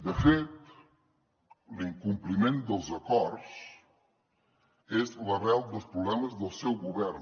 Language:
Catalan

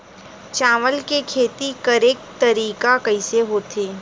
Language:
Chhattisgarhi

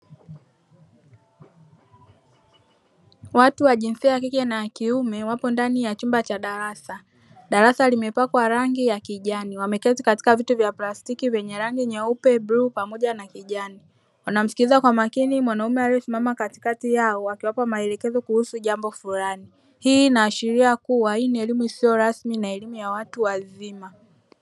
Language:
Swahili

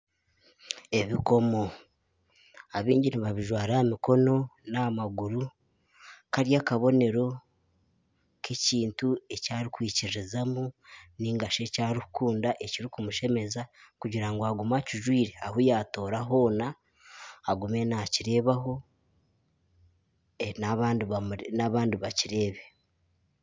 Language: Nyankole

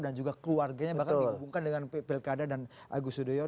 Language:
Indonesian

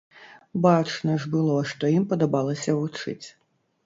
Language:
Belarusian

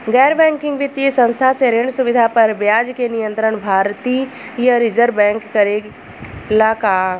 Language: Bhojpuri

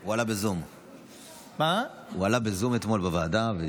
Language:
Hebrew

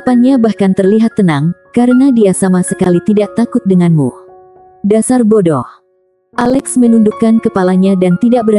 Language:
Indonesian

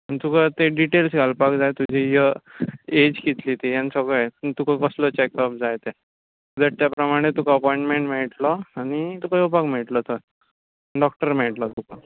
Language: Konkani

